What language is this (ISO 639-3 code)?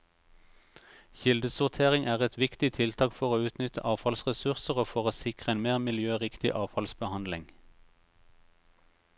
nor